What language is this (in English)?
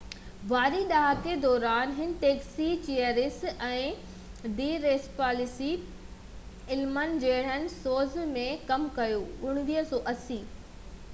Sindhi